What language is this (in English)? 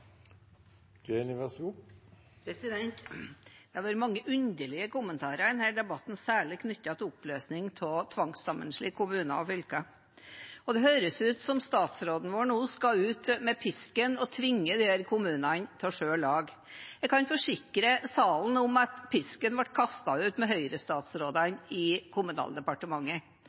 Norwegian Bokmål